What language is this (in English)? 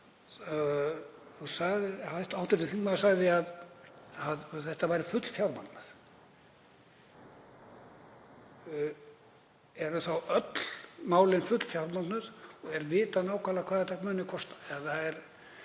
Icelandic